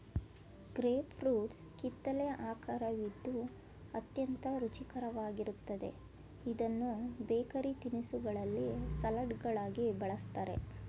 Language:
Kannada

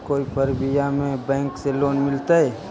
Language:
Magahi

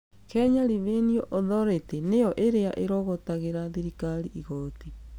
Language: Kikuyu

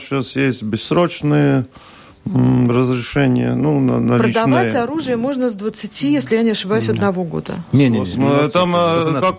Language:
Russian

